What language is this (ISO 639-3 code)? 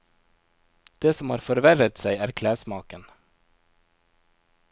nor